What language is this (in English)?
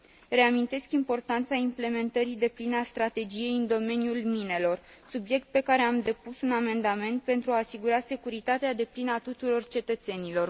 Romanian